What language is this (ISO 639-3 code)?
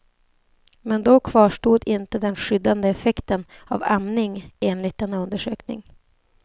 swe